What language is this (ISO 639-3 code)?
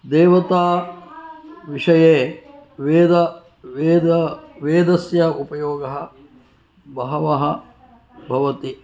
san